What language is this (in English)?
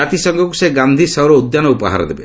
Odia